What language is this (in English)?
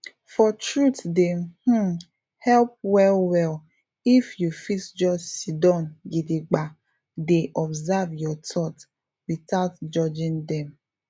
Nigerian Pidgin